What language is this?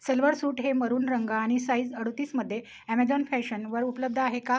Marathi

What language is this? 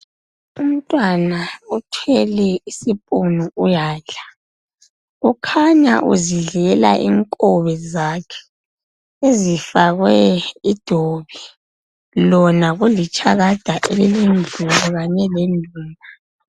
North Ndebele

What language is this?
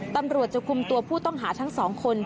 Thai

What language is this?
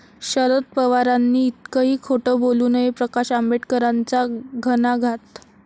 Marathi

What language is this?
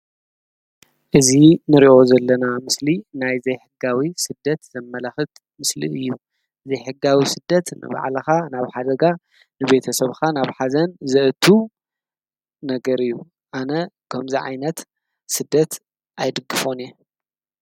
Tigrinya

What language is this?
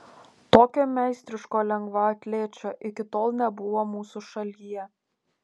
Lithuanian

